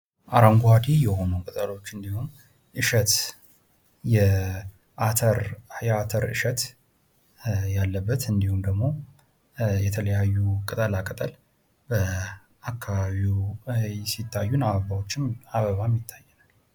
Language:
Amharic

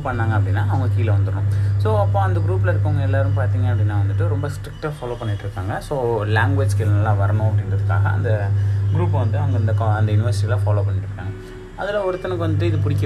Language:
Tamil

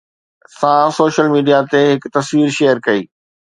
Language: Sindhi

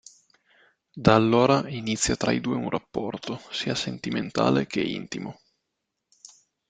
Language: Italian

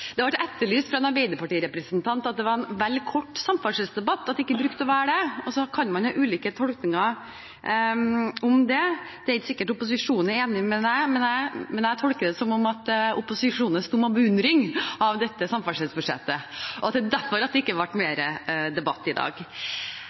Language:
Norwegian Bokmål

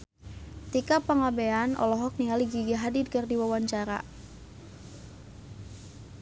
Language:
Sundanese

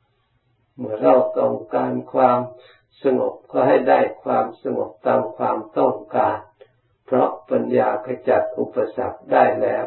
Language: Thai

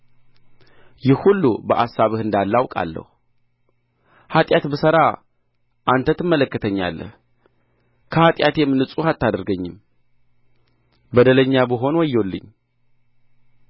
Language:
Amharic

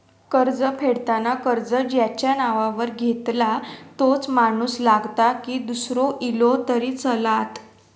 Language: Marathi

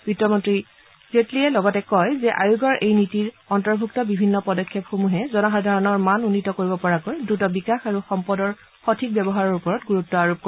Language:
Assamese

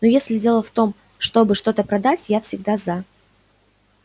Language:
Russian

